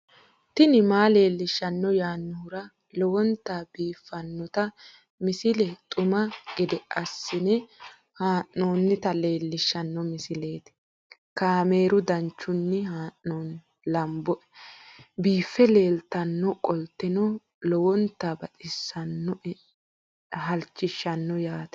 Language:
Sidamo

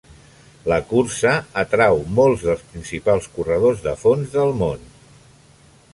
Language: Catalan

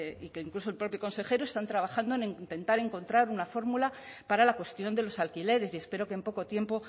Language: Spanish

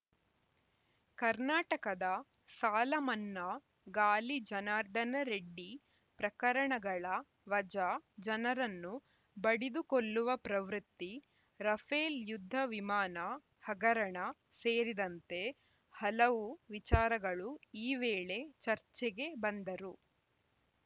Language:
Kannada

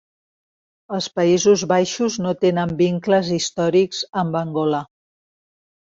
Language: Catalan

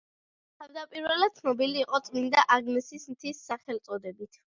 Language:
Georgian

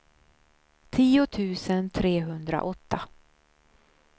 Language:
Swedish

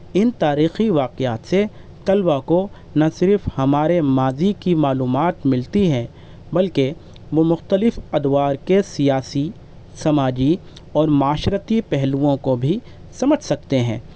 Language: Urdu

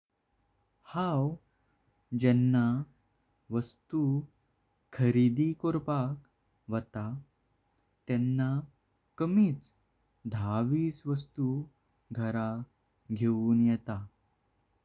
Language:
Konkani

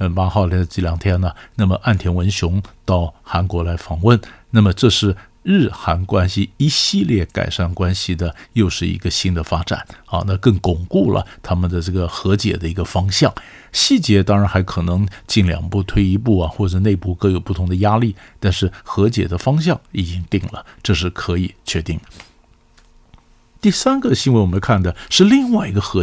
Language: Chinese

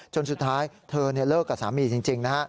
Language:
Thai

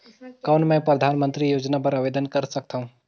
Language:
Chhattisgarhi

